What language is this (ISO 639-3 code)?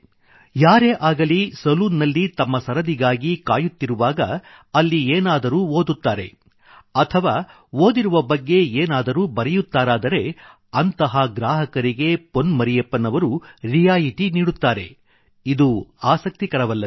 kan